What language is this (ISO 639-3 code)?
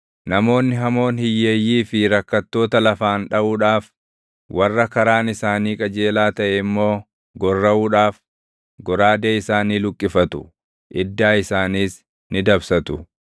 orm